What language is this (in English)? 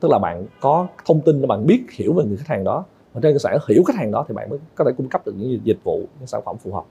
Vietnamese